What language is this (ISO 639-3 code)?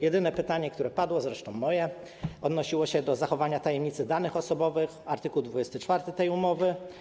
pol